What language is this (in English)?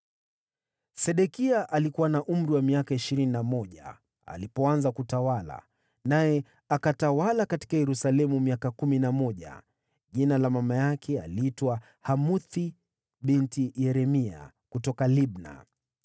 Swahili